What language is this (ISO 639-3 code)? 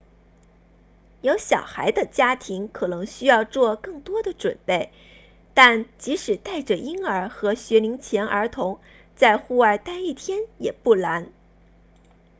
zho